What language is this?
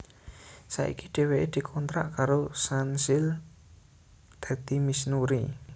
Javanese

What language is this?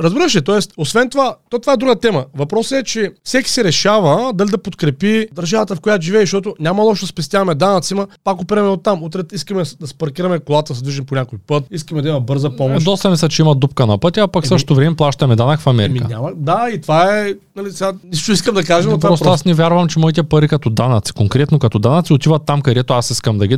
Bulgarian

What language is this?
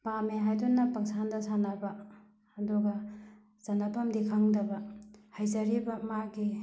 Manipuri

